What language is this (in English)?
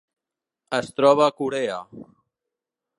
Catalan